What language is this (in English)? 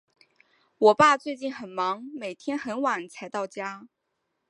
Chinese